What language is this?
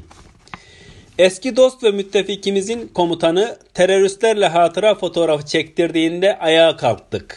Turkish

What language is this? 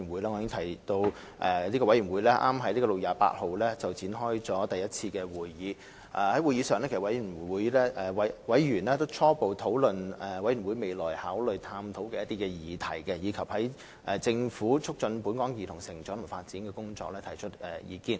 Cantonese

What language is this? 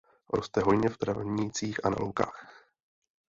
Czech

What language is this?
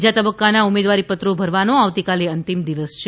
Gujarati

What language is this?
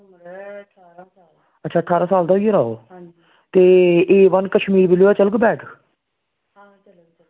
Dogri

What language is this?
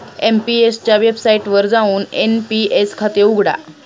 Marathi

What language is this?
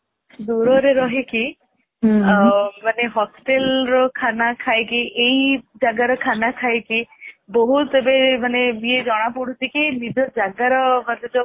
Odia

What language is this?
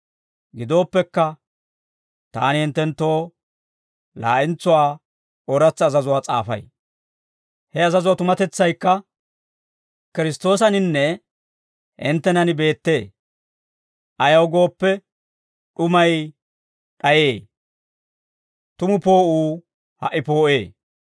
Dawro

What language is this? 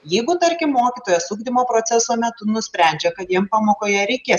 Lithuanian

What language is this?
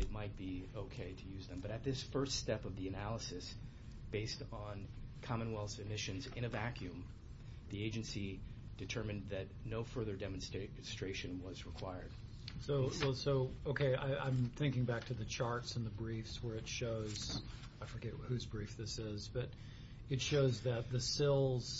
English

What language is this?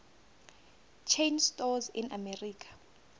South Ndebele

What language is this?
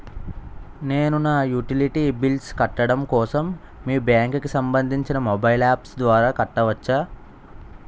Telugu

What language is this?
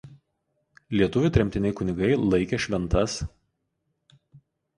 Lithuanian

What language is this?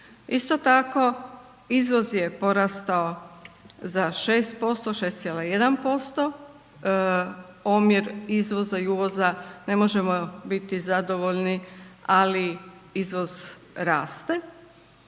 Croatian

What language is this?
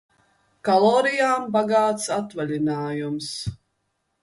Latvian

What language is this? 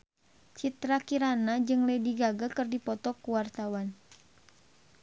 Sundanese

